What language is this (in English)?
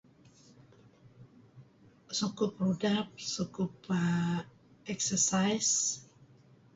Kelabit